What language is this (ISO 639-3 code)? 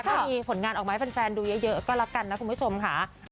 tha